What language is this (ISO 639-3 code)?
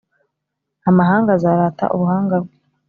kin